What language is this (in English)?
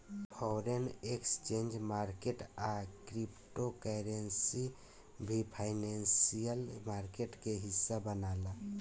Bhojpuri